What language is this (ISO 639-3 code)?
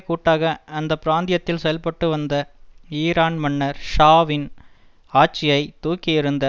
tam